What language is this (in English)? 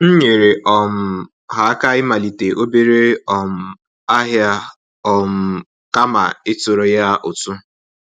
Igbo